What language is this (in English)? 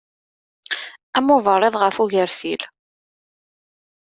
Kabyle